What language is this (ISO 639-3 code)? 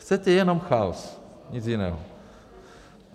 ces